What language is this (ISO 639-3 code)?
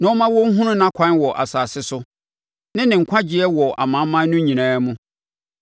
aka